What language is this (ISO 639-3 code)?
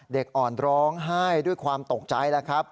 tha